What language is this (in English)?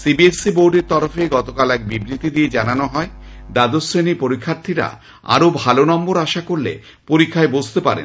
Bangla